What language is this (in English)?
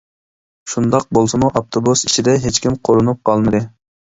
Uyghur